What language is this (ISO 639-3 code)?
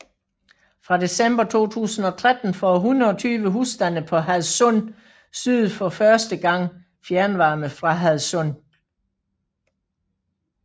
dan